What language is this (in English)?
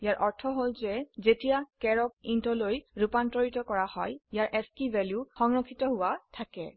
Assamese